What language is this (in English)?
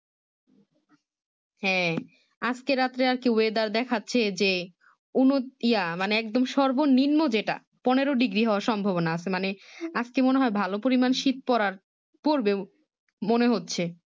Bangla